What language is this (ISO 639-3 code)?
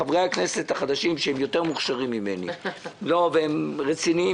heb